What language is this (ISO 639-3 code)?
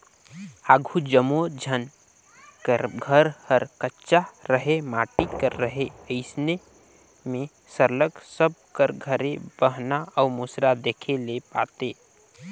hne